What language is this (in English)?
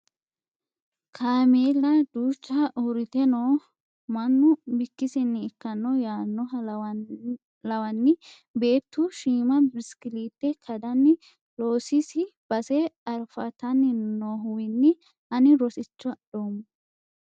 Sidamo